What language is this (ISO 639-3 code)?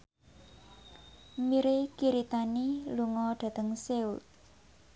jav